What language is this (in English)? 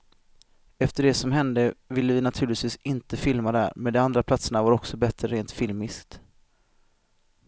Swedish